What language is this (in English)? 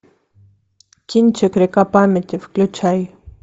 Russian